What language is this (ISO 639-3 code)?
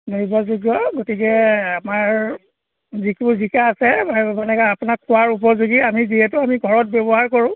asm